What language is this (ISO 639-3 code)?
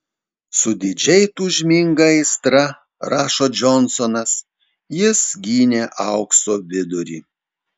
lit